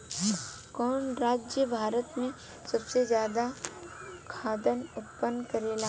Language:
Bhojpuri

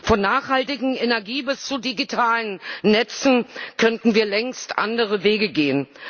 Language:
German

